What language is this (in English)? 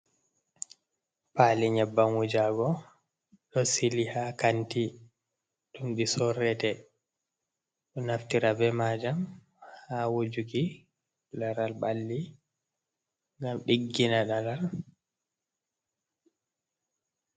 Fula